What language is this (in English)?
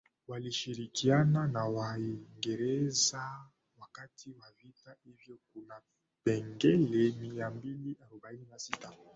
Swahili